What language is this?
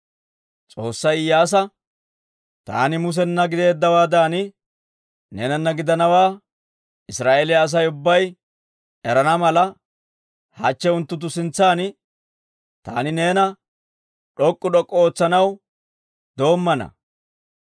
Dawro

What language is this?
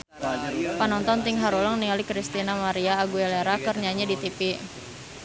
Sundanese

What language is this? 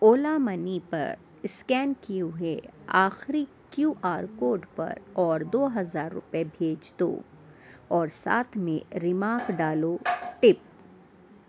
Urdu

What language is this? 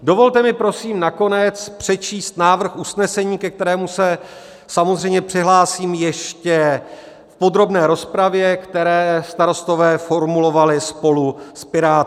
Czech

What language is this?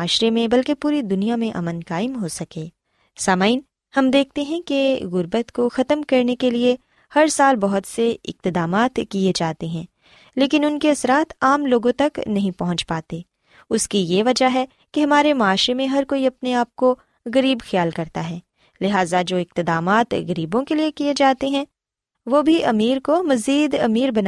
Urdu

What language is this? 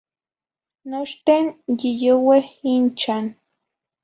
Zacatlán-Ahuacatlán-Tepetzintla Nahuatl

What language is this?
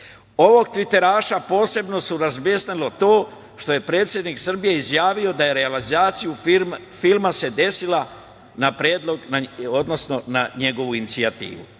Serbian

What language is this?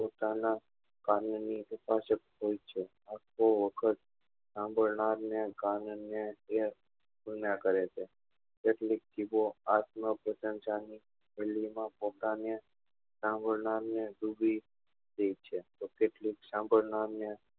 Gujarati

